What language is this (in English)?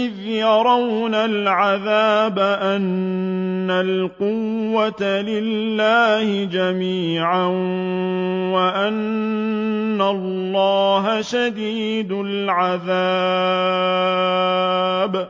Arabic